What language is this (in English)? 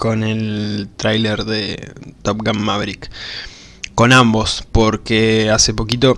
Spanish